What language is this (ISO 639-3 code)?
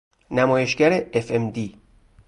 fas